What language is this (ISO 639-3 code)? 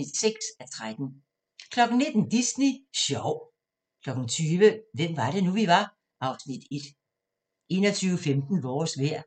dan